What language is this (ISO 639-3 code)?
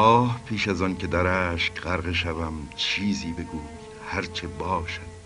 fas